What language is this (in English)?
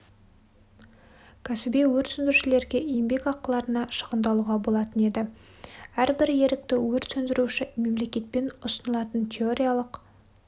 Kazakh